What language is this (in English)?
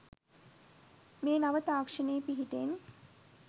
Sinhala